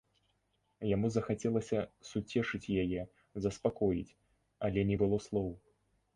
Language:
Belarusian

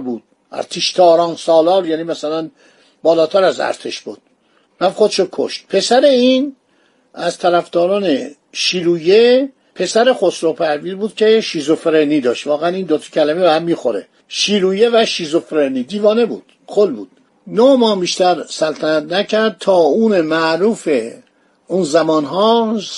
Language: Persian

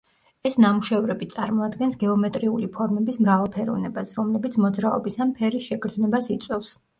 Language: Georgian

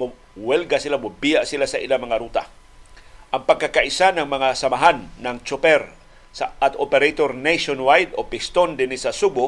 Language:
Filipino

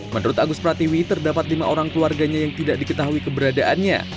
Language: Indonesian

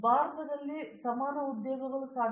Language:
Kannada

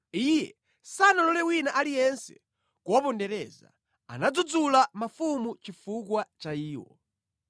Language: Nyanja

